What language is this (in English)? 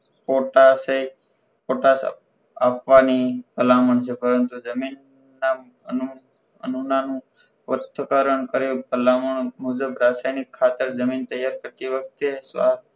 Gujarati